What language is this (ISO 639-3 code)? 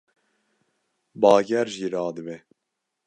kur